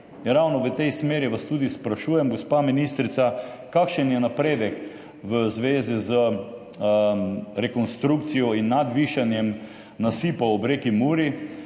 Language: Slovenian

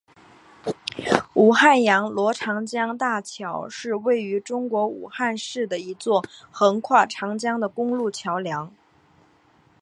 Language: Chinese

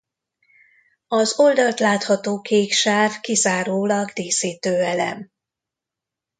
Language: Hungarian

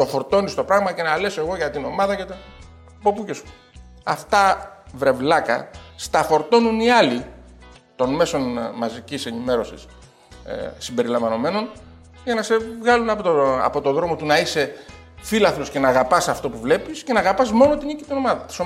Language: Greek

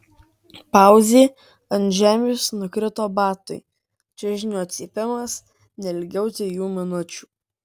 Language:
Lithuanian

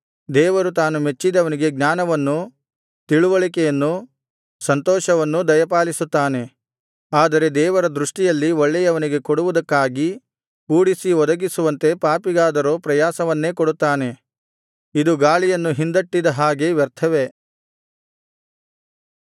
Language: Kannada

